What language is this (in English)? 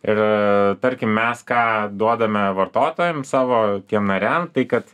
Lithuanian